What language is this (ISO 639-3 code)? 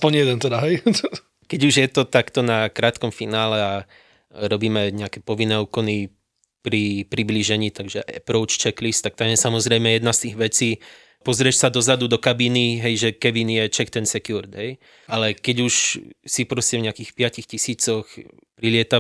slk